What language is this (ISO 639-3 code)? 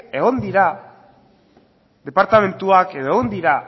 eus